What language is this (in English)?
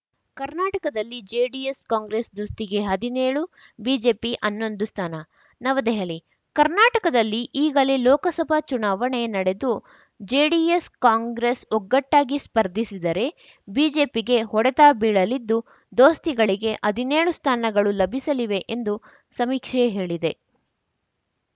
Kannada